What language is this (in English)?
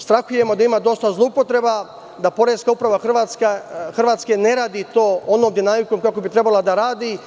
Serbian